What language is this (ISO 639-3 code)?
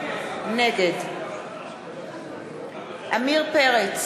heb